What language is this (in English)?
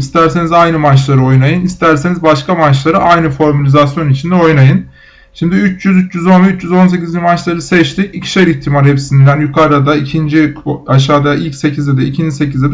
Turkish